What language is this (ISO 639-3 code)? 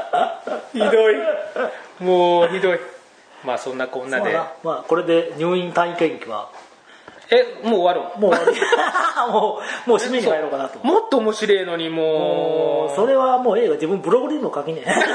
jpn